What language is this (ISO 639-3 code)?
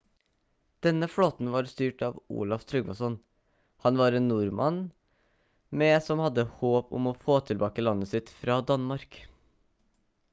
nob